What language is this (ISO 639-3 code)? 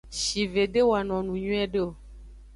ajg